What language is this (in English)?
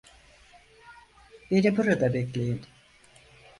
Turkish